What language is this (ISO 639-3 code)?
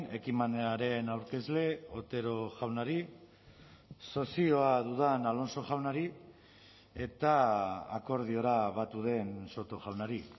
eus